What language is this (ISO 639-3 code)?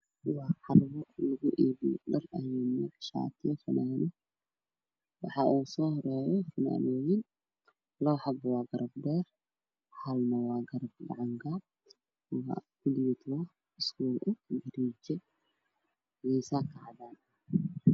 som